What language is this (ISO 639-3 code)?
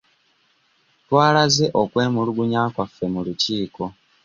lug